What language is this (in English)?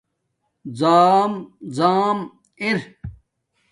Domaaki